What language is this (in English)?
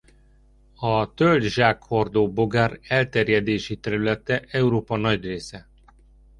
Hungarian